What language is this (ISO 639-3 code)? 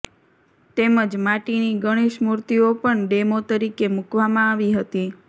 guj